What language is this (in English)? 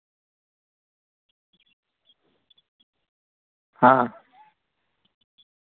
Santali